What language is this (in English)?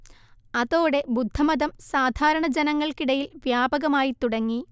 Malayalam